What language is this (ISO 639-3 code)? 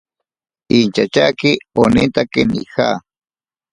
prq